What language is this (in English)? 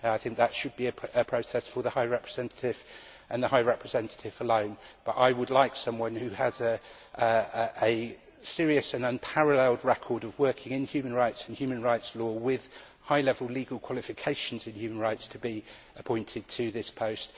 English